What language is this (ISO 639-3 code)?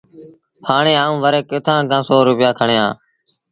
sbn